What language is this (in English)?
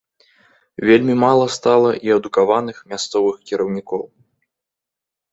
Belarusian